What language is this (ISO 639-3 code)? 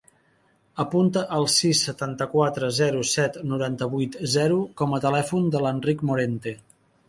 cat